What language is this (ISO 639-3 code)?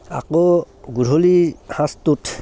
asm